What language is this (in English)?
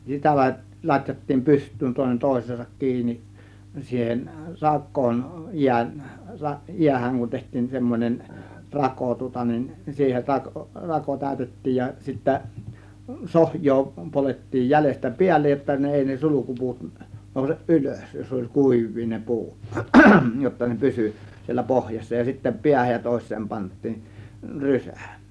Finnish